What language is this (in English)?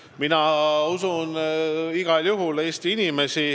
Estonian